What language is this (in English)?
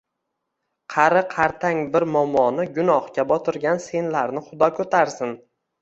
Uzbek